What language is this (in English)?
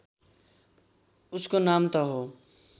Nepali